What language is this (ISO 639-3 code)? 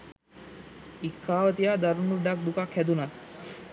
sin